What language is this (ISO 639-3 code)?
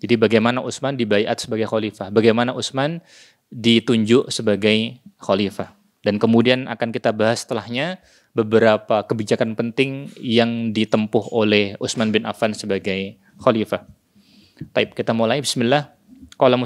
ind